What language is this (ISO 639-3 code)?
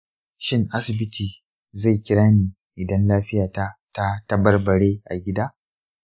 hau